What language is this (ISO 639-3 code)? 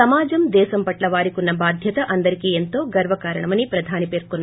tel